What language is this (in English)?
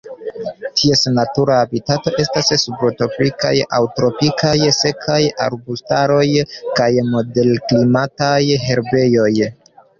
Esperanto